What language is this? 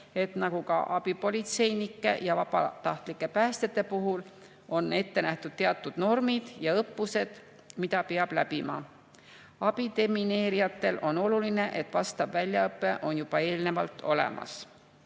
Estonian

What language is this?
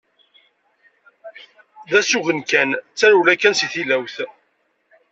Kabyle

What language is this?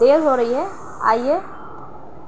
Urdu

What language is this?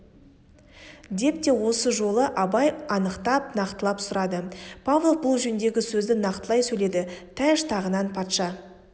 Kazakh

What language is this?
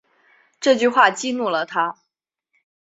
Chinese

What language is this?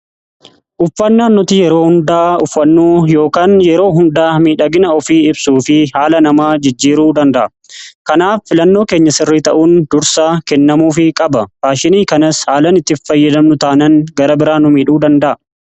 Oromo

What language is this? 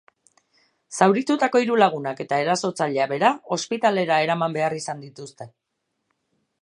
Basque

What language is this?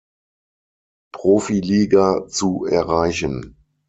German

